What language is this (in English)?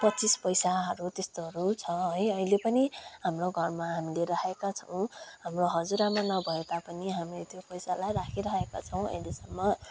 Nepali